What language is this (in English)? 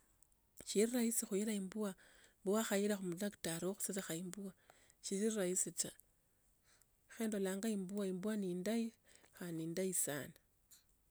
Tsotso